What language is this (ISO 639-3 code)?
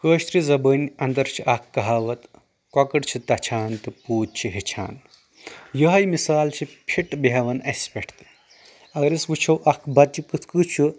kas